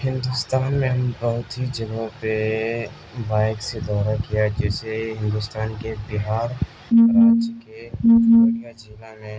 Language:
Urdu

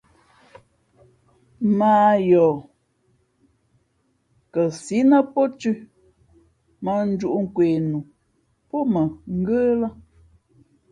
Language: Fe'fe'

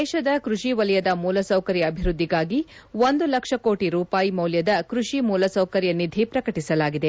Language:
Kannada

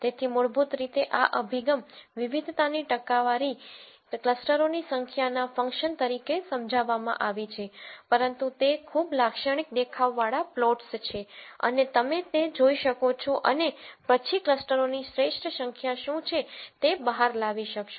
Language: Gujarati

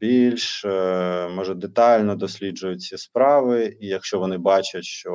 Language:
Ukrainian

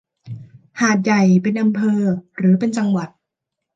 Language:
Thai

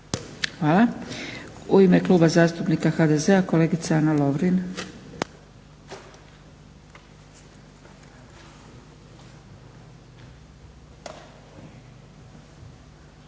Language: Croatian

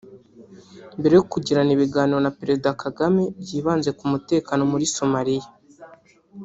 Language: Kinyarwanda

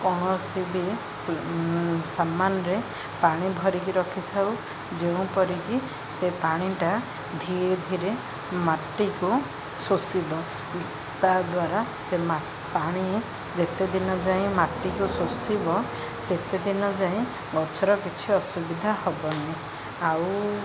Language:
Odia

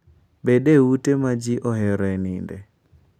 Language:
Luo (Kenya and Tanzania)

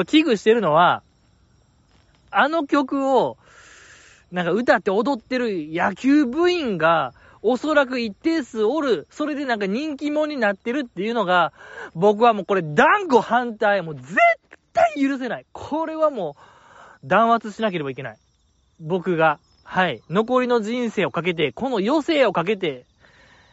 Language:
Japanese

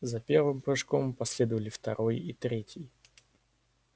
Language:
Russian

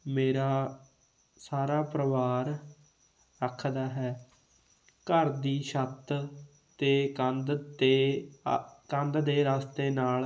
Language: Punjabi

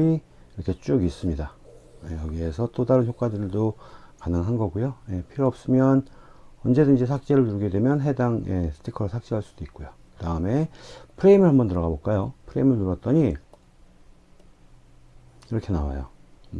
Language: Korean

